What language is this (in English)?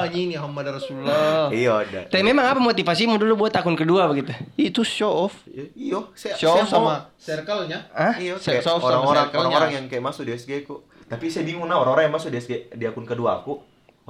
Indonesian